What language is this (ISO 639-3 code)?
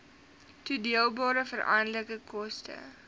afr